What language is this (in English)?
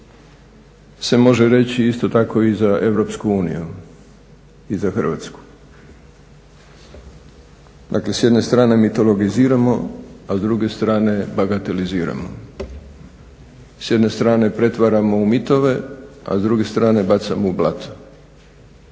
Croatian